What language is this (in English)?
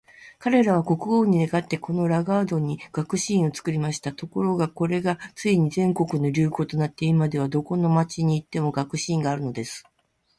Japanese